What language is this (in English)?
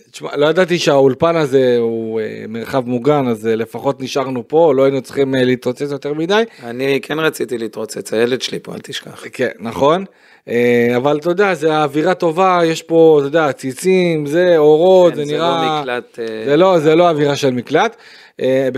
Hebrew